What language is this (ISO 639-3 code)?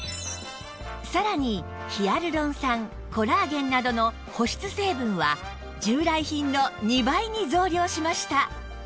jpn